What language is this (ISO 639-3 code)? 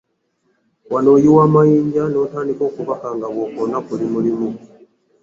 lug